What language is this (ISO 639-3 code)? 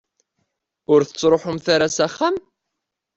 kab